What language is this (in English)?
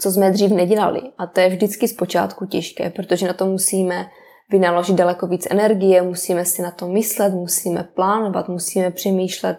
Czech